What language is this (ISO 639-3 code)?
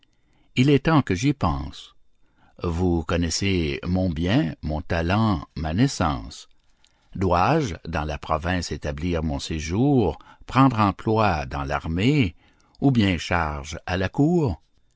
fra